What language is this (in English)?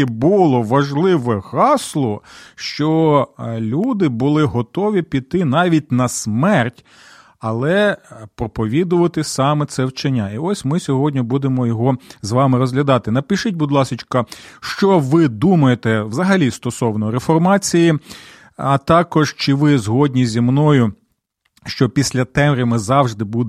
Ukrainian